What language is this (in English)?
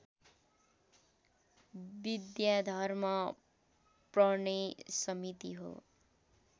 Nepali